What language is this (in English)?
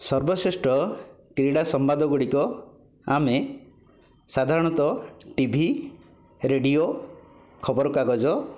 Odia